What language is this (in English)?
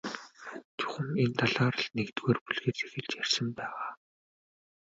Mongolian